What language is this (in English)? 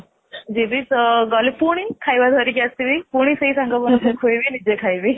Odia